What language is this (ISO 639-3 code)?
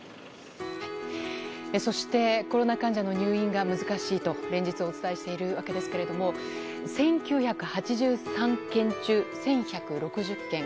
jpn